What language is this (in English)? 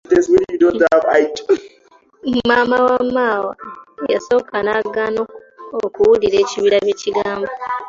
Ganda